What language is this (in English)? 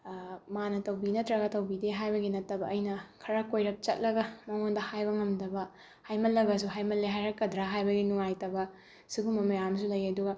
Manipuri